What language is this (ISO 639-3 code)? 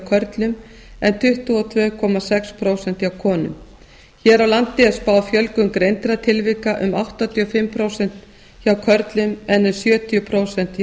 isl